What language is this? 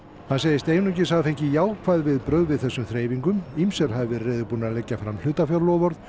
Icelandic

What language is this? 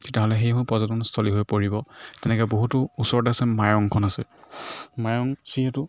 Assamese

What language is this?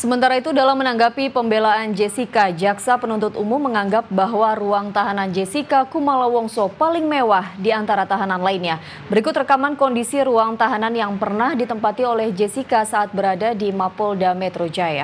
Indonesian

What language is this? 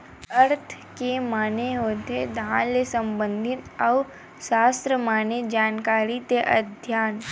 Chhattisgarhi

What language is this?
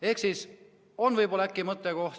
Estonian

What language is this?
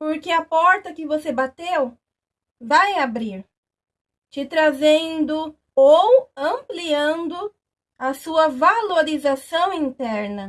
Portuguese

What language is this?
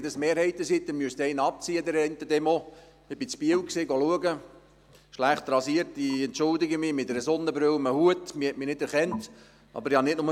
Swiss German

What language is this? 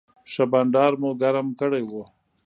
Pashto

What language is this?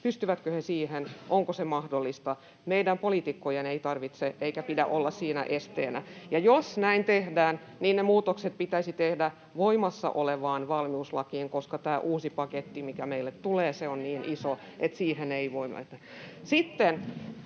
Finnish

